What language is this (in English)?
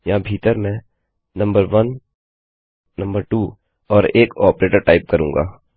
Hindi